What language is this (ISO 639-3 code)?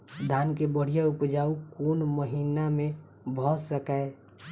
mai